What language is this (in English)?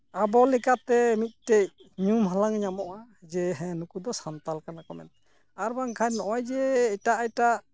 Santali